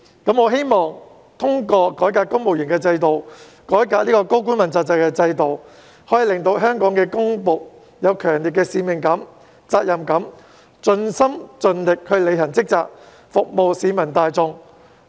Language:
Cantonese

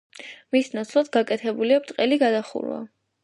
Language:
Georgian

